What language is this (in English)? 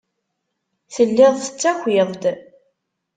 Kabyle